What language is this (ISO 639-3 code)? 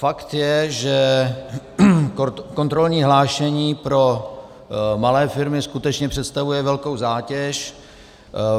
ces